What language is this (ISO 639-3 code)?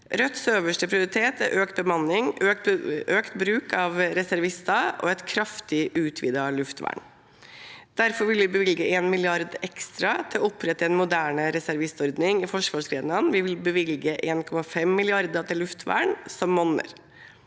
nor